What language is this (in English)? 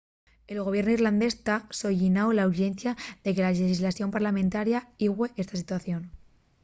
Asturian